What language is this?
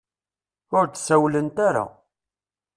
Kabyle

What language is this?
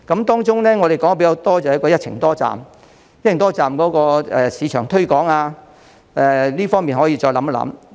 Cantonese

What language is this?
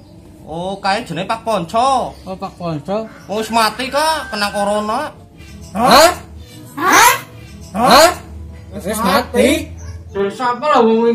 Indonesian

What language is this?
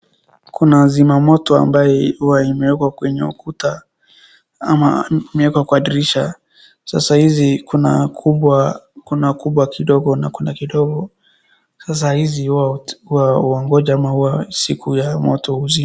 Swahili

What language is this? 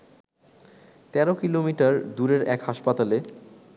Bangla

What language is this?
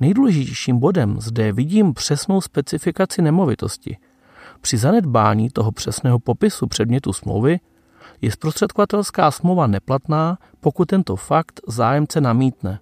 Czech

